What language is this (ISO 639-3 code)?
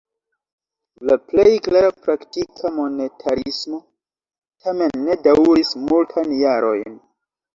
epo